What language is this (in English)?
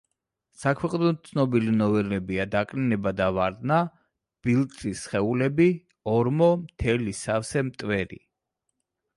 Georgian